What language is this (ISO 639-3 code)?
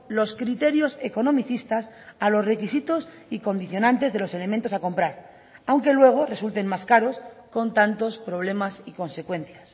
spa